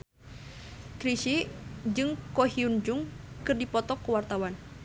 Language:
Sundanese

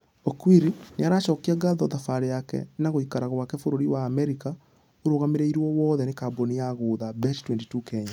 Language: Kikuyu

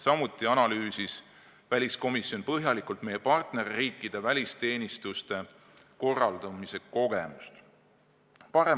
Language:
Estonian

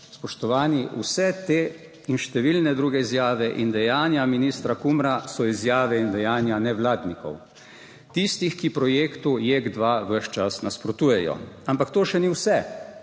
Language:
Slovenian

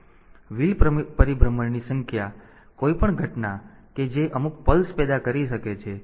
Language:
Gujarati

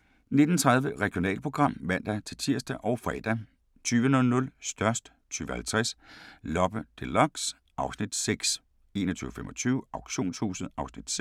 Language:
Danish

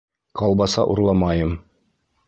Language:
Bashkir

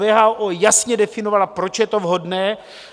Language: Czech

